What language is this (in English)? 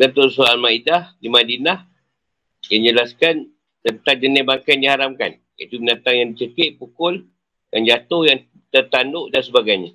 Malay